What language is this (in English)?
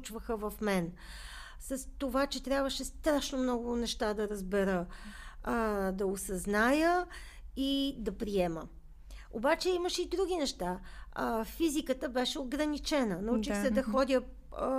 Bulgarian